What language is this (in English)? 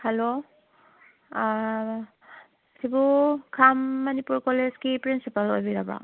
Manipuri